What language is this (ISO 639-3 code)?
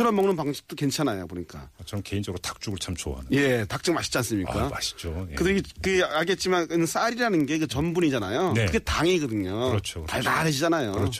kor